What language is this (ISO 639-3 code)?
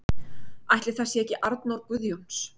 isl